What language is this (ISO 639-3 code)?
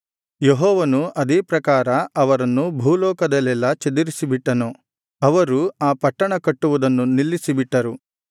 kan